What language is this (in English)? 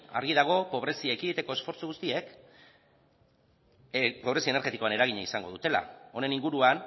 Basque